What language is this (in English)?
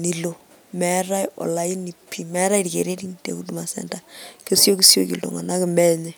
Masai